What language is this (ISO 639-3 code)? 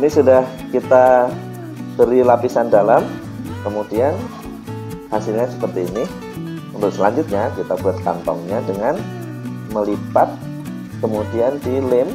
ind